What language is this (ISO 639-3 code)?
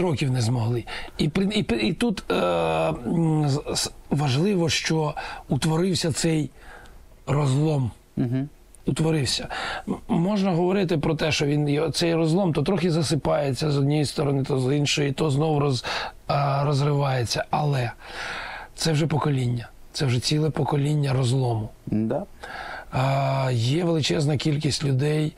ukr